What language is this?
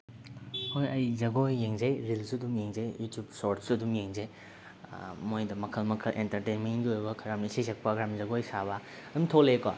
Manipuri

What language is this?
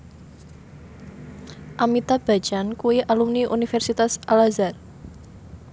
Javanese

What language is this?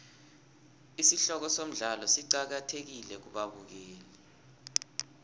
South Ndebele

